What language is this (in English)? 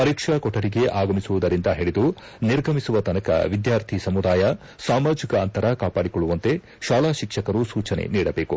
Kannada